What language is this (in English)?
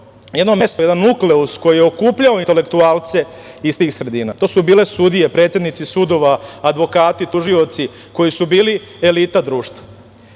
Serbian